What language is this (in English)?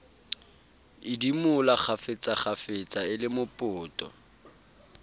Southern Sotho